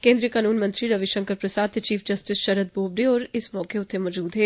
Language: Dogri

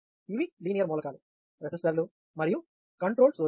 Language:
Telugu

